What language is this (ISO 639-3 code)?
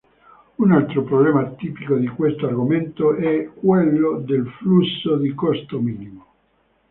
ita